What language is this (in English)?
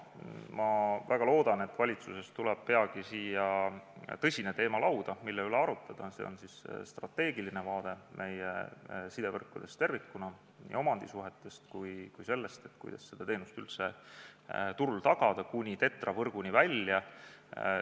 Estonian